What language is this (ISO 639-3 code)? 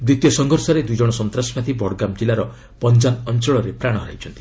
ori